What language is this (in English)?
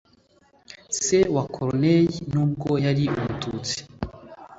Kinyarwanda